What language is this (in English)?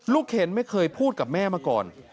Thai